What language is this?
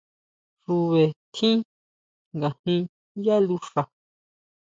Huautla Mazatec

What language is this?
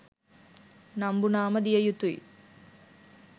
Sinhala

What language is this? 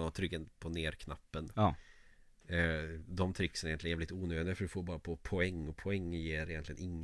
Swedish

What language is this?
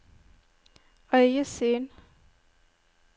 Norwegian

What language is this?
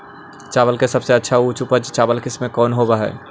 Magahi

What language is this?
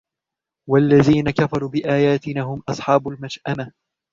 Arabic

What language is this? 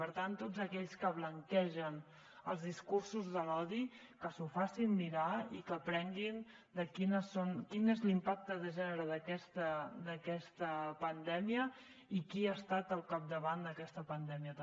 Catalan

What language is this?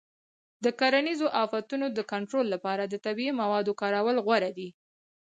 Pashto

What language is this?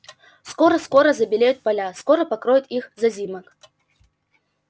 Russian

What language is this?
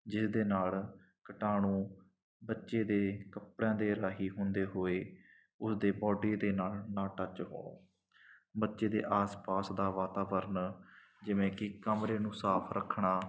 Punjabi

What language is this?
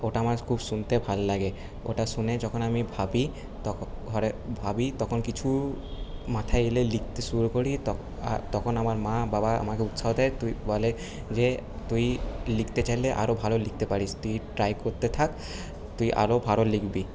Bangla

